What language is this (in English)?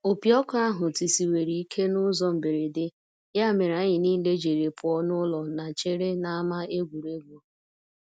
Igbo